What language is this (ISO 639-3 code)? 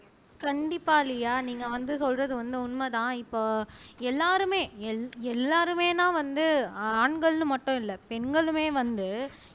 tam